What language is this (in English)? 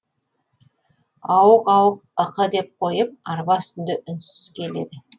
Kazakh